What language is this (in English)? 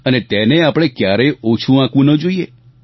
Gujarati